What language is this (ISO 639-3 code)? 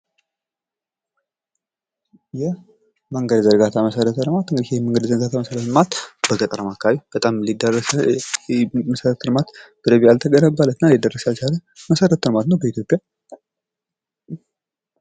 amh